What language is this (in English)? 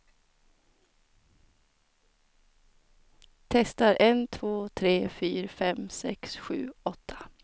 Swedish